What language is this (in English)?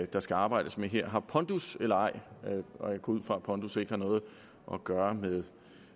Danish